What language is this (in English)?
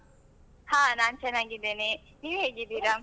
Kannada